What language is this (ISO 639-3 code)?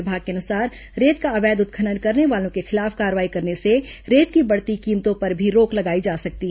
hin